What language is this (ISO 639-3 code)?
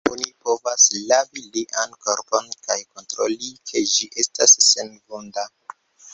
epo